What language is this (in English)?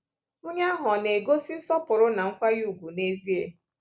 Igbo